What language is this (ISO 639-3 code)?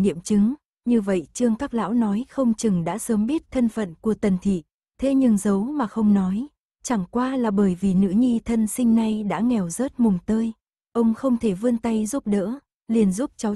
vie